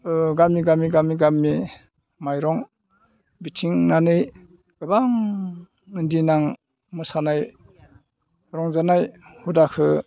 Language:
Bodo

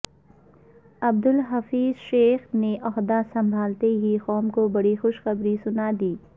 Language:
Urdu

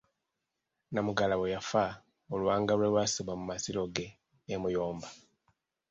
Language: Ganda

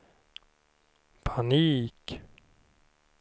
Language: Swedish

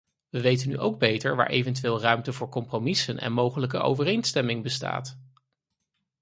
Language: Dutch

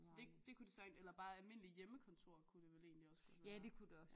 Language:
Danish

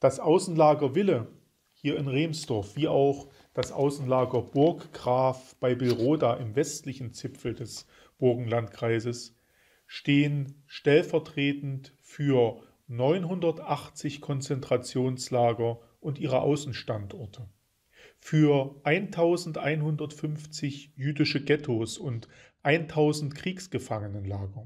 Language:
German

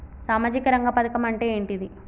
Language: Telugu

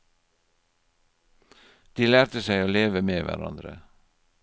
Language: Norwegian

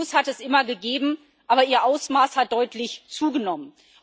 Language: German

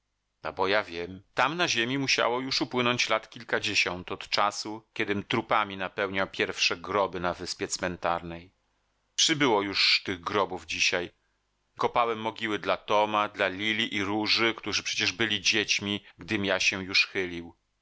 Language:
Polish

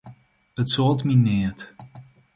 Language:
Western Frisian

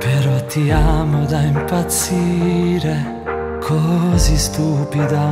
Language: Romanian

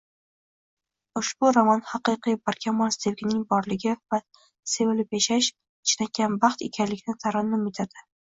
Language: Uzbek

